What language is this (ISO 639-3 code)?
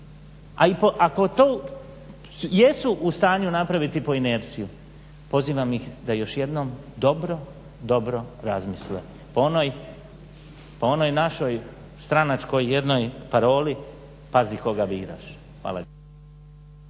hrv